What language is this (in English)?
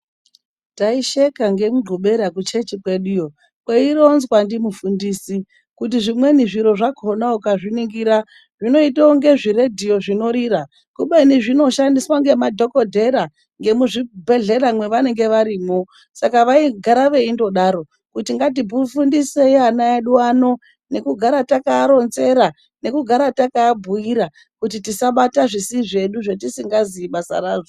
Ndau